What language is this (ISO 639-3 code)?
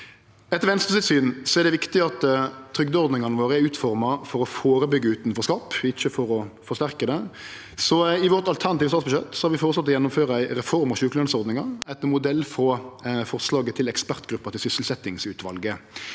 nor